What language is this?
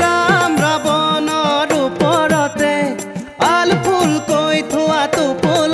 Arabic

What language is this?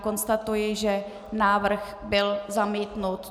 Czech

